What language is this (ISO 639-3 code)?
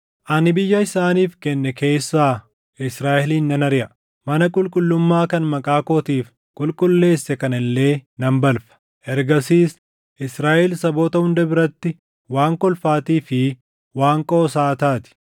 orm